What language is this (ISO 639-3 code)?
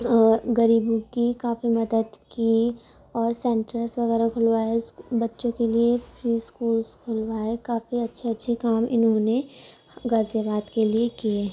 urd